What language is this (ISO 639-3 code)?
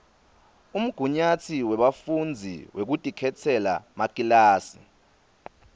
ssw